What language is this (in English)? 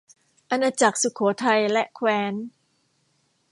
Thai